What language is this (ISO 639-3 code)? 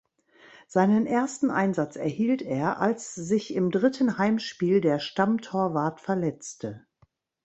deu